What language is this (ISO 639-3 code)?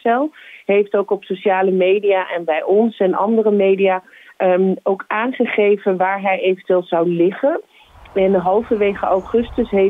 nld